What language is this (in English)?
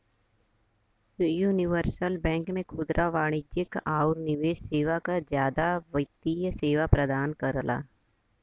Bhojpuri